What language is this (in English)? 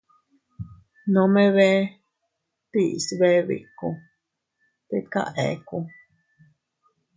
Teutila Cuicatec